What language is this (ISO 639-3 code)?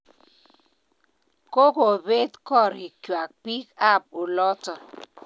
kln